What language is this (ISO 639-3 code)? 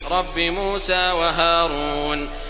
ara